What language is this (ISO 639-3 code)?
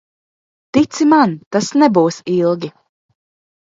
lav